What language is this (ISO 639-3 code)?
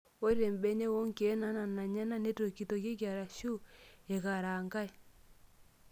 mas